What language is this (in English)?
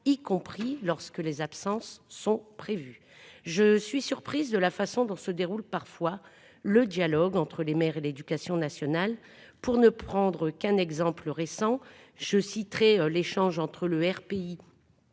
French